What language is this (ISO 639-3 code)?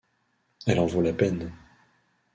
fra